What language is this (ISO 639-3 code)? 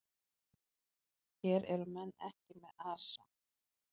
isl